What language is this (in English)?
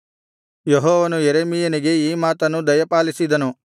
Kannada